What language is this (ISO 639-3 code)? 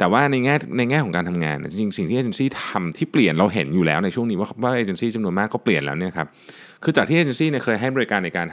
tha